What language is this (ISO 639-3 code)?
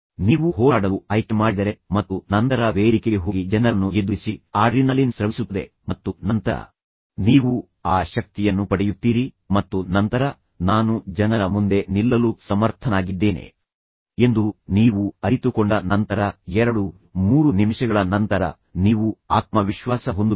kan